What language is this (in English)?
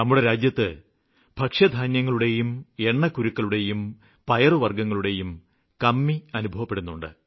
Malayalam